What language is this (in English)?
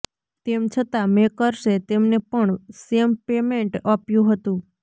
Gujarati